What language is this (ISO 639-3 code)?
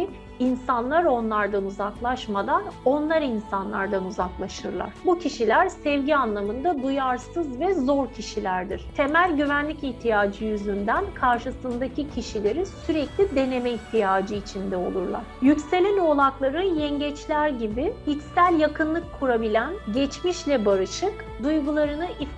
tur